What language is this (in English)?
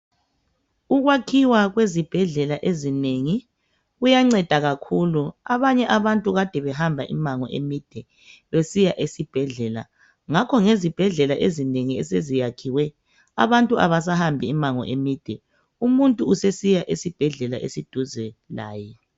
North Ndebele